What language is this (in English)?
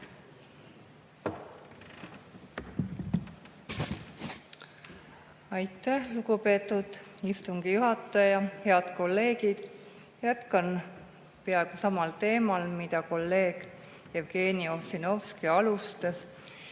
Estonian